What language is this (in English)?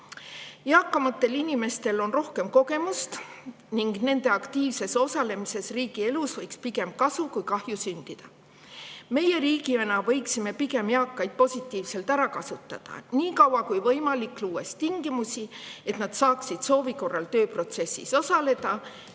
Estonian